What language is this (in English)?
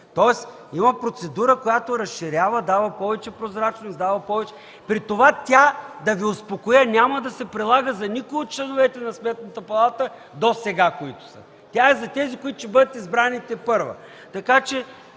Bulgarian